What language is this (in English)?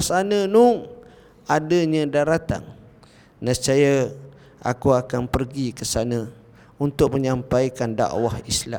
Malay